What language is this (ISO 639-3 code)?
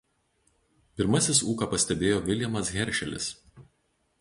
lit